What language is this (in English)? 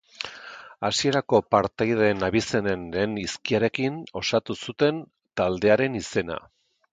Basque